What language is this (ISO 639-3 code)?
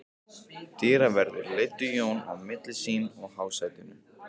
isl